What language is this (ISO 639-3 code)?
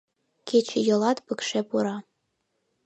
chm